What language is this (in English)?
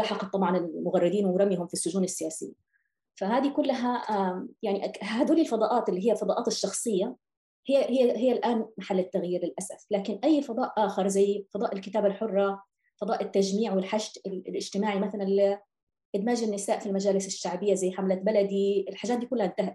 Arabic